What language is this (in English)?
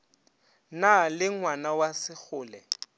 Northern Sotho